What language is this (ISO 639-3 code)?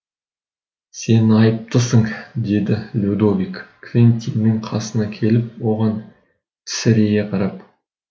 kaz